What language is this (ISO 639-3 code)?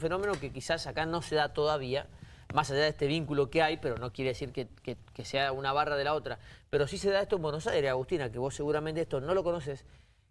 spa